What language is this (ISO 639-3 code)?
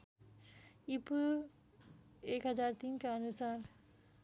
nep